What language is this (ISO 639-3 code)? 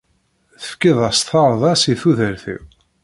kab